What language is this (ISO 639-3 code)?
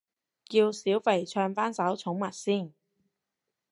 yue